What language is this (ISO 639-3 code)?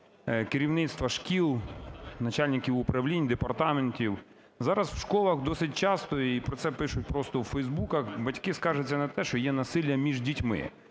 ukr